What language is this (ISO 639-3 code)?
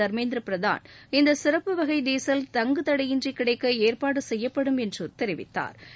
tam